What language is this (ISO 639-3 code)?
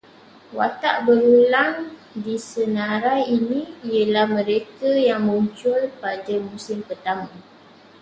msa